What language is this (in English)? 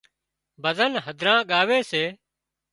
Wadiyara Koli